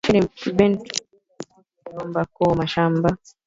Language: Swahili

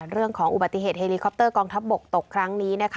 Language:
Thai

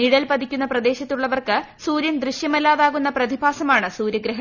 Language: Malayalam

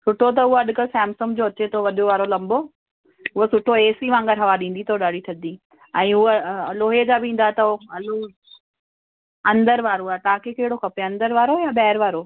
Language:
Sindhi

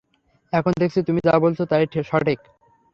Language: Bangla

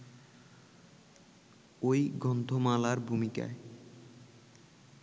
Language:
Bangla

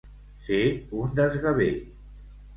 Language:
Catalan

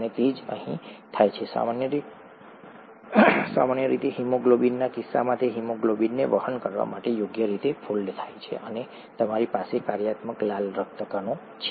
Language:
Gujarati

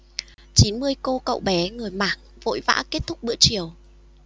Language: Vietnamese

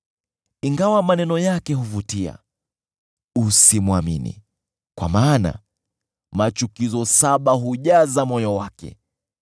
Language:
Swahili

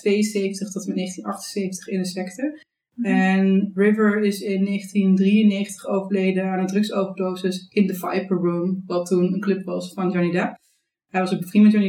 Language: Dutch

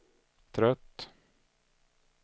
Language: Swedish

